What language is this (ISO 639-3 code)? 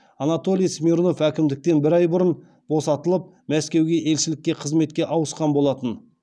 kaz